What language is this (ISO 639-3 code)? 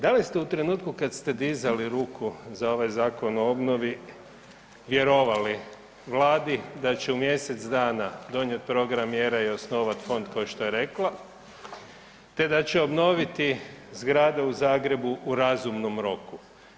hrv